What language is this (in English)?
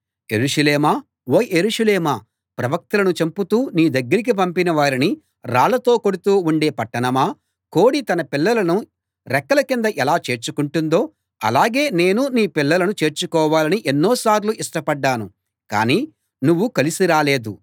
Telugu